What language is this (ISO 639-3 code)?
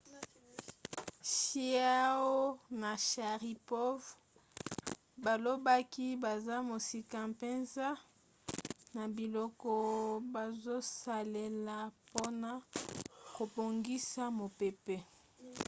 lin